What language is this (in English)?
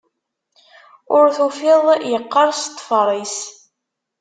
Kabyle